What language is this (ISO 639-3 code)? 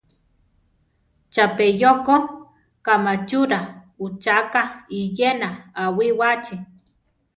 tar